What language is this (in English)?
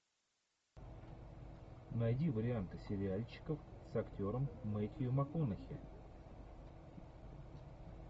Russian